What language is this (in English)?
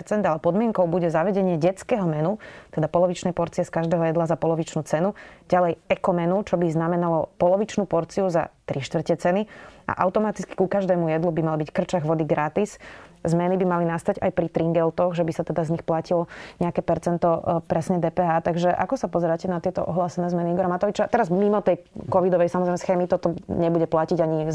Slovak